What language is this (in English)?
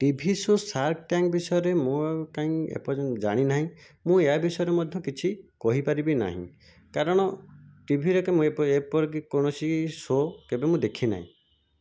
Odia